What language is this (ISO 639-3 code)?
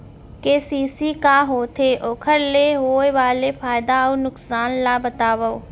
hne